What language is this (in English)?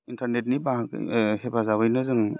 Bodo